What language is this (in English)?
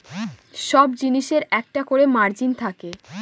Bangla